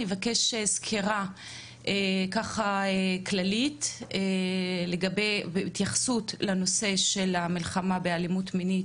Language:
Hebrew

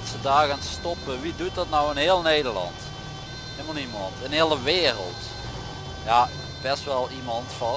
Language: Dutch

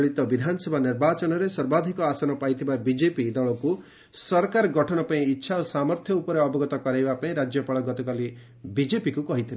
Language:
Odia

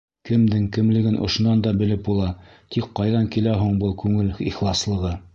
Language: Bashkir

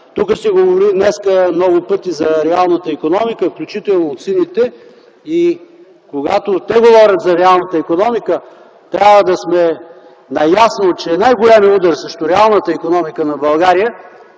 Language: Bulgarian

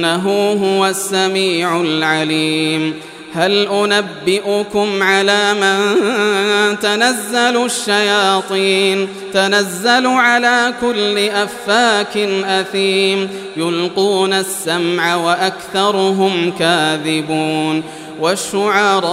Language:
Arabic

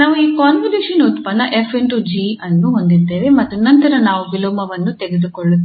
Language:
Kannada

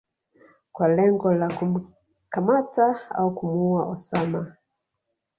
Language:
Swahili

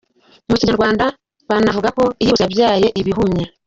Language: Kinyarwanda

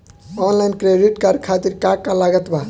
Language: Bhojpuri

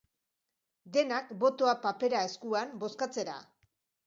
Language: Basque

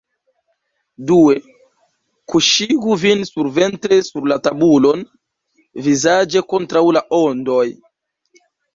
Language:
Esperanto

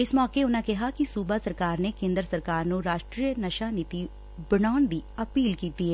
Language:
Punjabi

